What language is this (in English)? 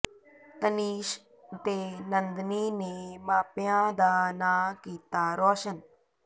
Punjabi